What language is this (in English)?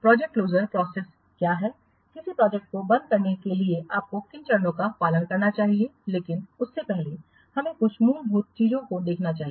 Hindi